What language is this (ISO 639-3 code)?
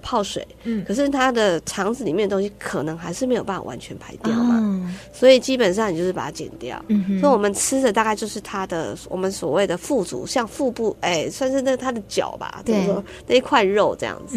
zho